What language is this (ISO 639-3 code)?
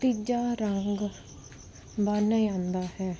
pan